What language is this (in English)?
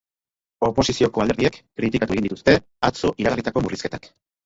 Basque